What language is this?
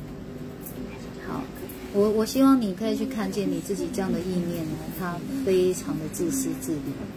Chinese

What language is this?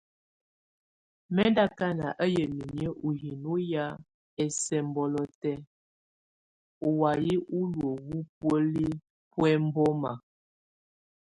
Tunen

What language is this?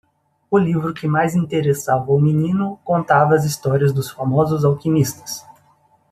Portuguese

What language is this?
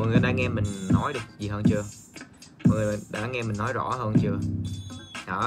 Vietnamese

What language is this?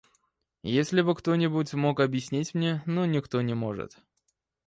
Russian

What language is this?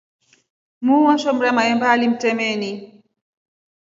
Rombo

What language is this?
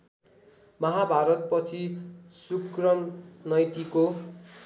Nepali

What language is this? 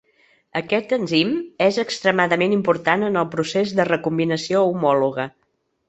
Catalan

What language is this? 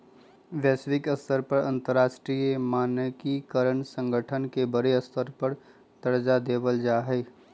Magahi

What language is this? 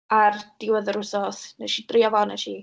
Welsh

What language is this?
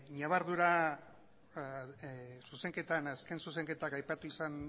Basque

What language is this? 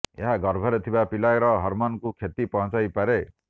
Odia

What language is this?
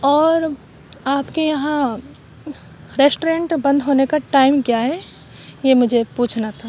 Urdu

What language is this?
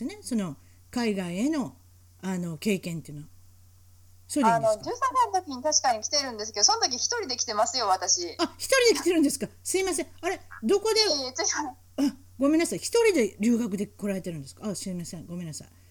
Japanese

